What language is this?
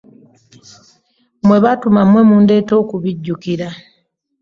Ganda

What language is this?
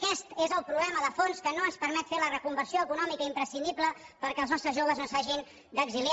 Catalan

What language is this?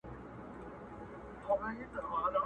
Pashto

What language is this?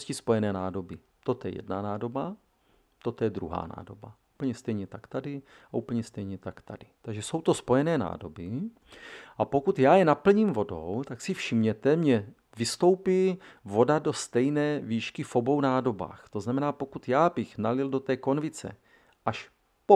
Czech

